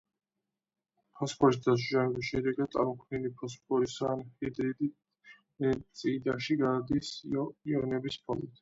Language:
Georgian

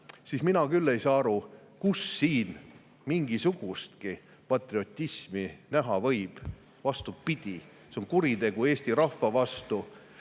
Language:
Estonian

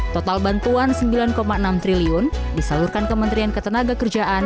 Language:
Indonesian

